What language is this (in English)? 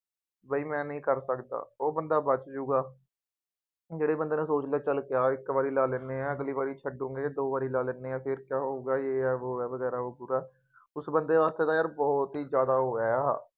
Punjabi